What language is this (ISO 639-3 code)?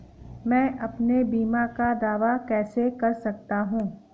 hin